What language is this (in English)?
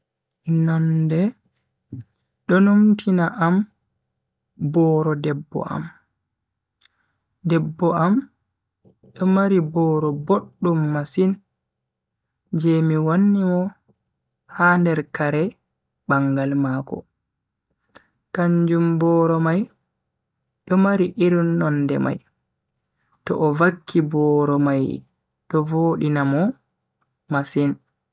Bagirmi Fulfulde